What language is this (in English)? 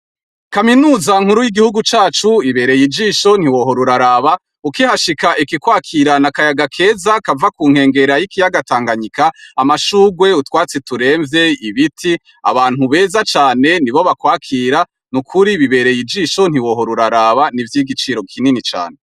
Rundi